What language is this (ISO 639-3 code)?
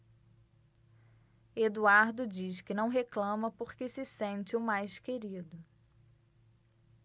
por